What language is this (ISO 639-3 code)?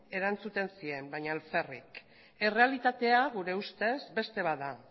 eus